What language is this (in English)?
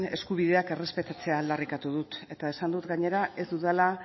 Basque